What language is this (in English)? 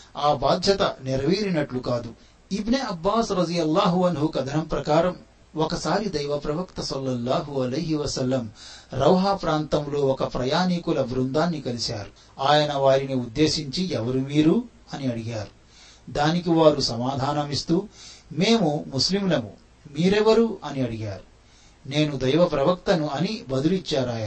Telugu